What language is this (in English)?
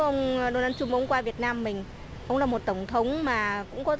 Vietnamese